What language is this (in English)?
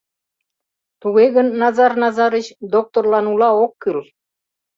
Mari